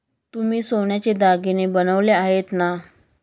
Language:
Marathi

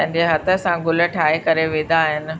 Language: Sindhi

